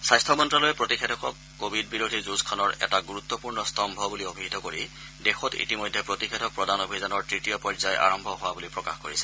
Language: Assamese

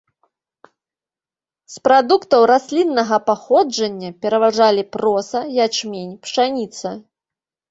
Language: Belarusian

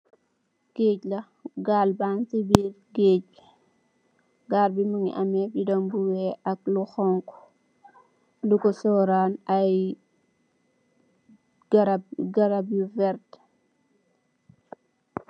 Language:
Wolof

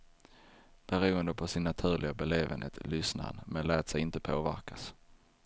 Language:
Swedish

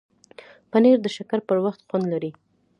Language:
Pashto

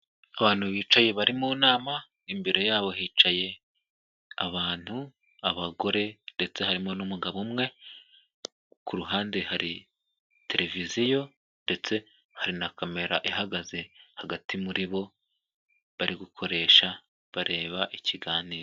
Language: Kinyarwanda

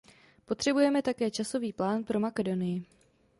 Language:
Czech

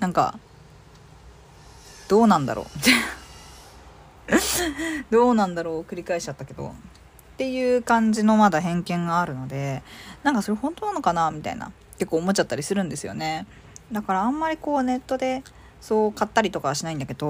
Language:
Japanese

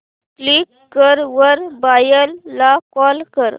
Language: Marathi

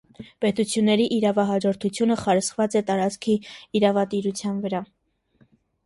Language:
Armenian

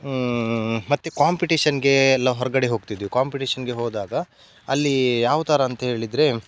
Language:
Kannada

